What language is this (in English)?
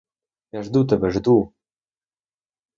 Ukrainian